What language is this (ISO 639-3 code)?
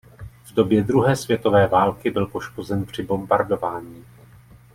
ces